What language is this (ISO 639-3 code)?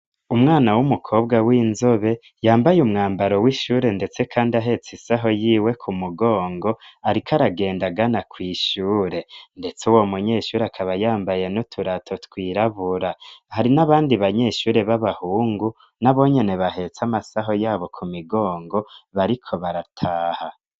run